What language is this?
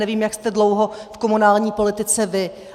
Czech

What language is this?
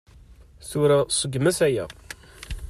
Kabyle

